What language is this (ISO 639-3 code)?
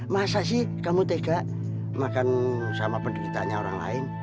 ind